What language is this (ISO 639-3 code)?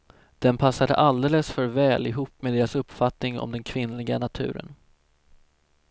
swe